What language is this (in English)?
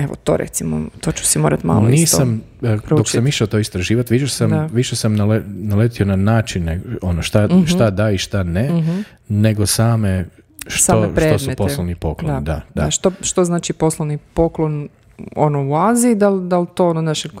Croatian